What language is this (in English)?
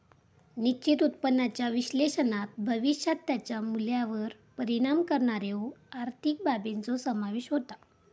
Marathi